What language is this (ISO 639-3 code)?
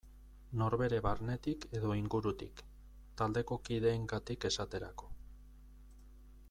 eus